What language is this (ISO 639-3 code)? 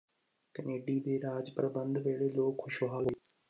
pan